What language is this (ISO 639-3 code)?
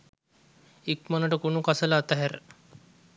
sin